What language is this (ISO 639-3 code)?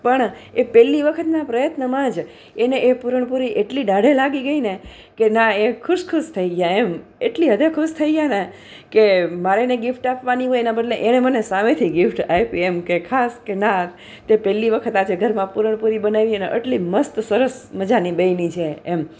guj